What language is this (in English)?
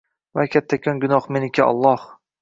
Uzbek